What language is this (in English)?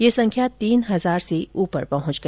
Hindi